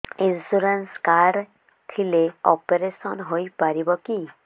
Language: Odia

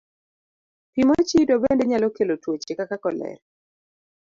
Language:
Luo (Kenya and Tanzania)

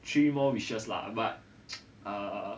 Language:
English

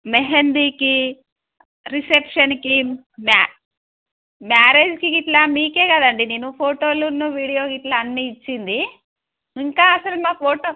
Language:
Telugu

